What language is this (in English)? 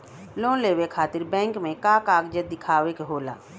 Bhojpuri